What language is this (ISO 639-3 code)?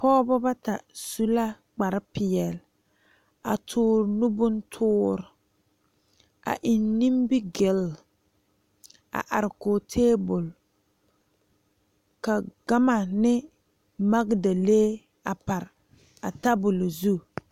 dga